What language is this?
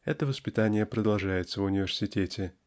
Russian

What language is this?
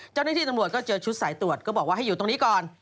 Thai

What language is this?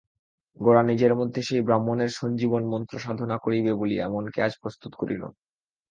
Bangla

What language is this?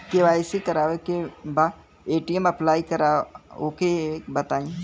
Bhojpuri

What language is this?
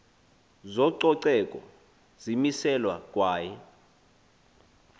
Xhosa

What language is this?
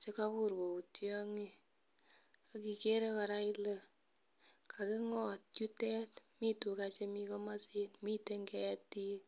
Kalenjin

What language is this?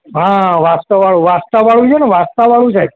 Gujarati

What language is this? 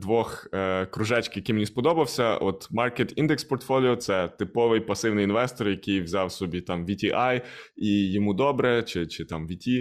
Ukrainian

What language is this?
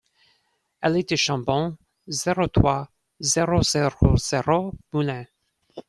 French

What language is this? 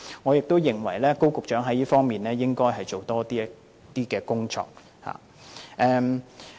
Cantonese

